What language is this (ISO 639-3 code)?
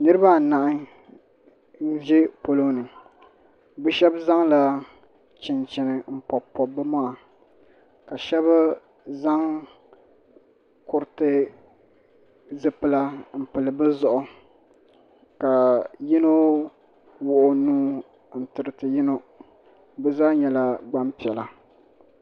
dag